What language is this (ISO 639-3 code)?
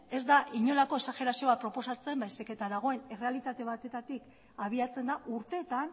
eus